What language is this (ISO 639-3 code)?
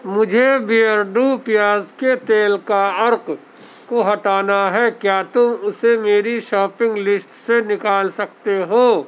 urd